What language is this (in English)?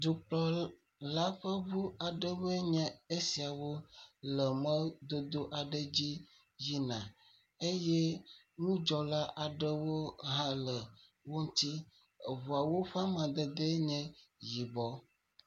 Ewe